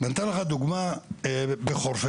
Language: Hebrew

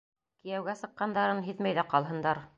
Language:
Bashkir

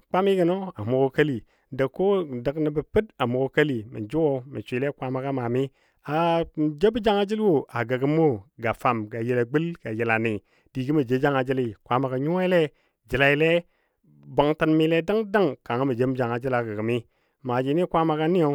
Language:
Dadiya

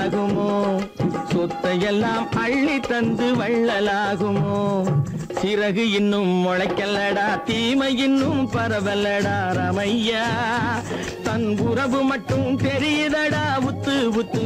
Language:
Hindi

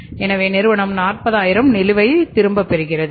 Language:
Tamil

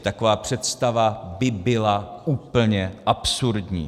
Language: Czech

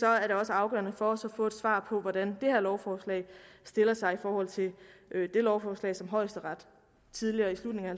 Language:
Danish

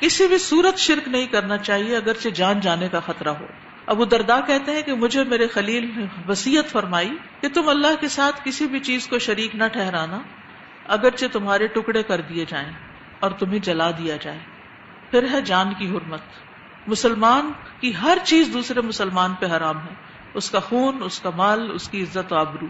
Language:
Urdu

